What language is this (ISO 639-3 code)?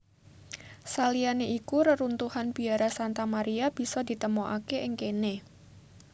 jav